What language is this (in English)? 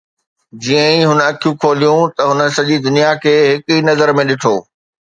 Sindhi